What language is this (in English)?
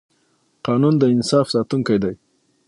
Pashto